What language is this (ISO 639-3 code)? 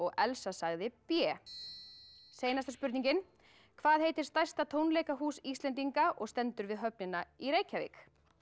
isl